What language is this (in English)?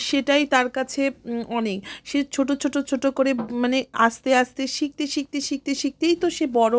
Bangla